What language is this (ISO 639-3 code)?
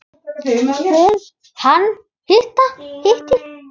isl